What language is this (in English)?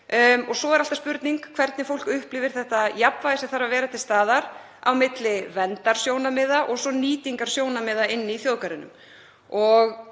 Icelandic